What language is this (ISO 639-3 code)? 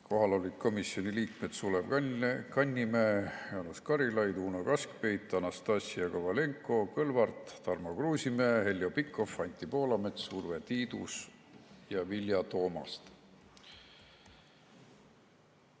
est